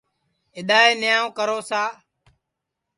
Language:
Sansi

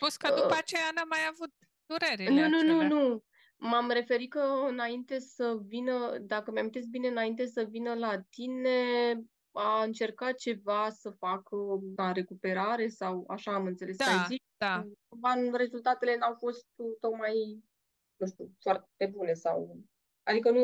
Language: Romanian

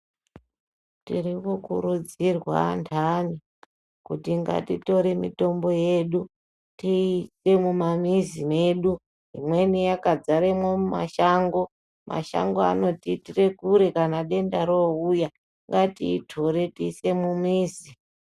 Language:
Ndau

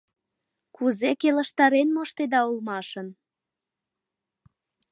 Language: Mari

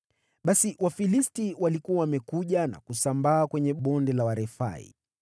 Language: Swahili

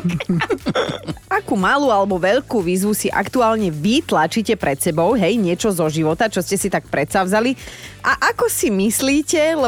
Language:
Slovak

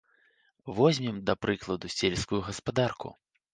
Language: Belarusian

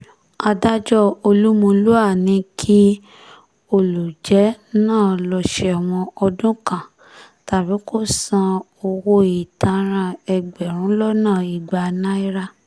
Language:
Yoruba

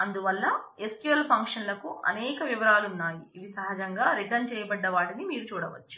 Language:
Telugu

